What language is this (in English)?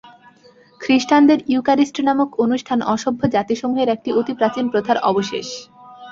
Bangla